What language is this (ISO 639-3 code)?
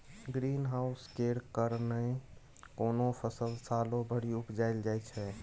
mai